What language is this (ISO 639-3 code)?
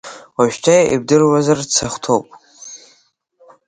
abk